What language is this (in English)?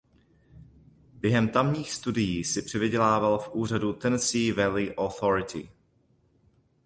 Czech